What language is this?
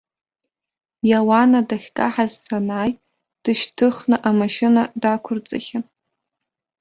Abkhazian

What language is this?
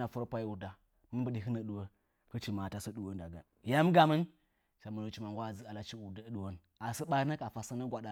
Nzanyi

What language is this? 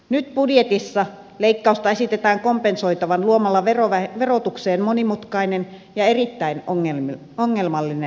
Finnish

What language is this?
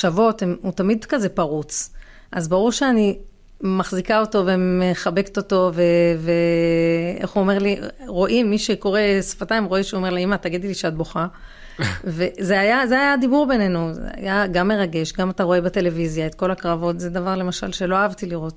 Hebrew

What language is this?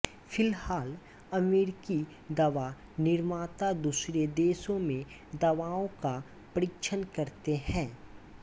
Hindi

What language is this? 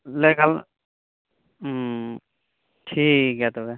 Santali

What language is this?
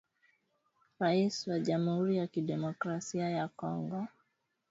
Swahili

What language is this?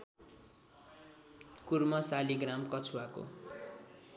Nepali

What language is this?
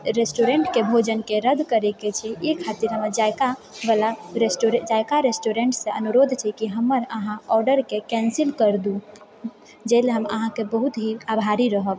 Maithili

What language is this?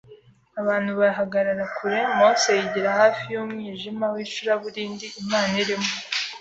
Kinyarwanda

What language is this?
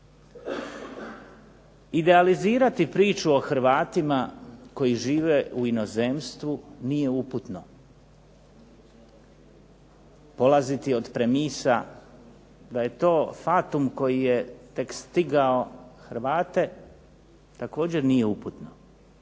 Croatian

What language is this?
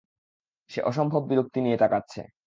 Bangla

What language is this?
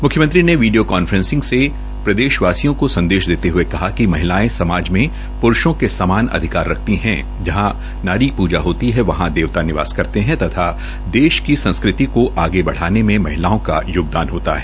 Hindi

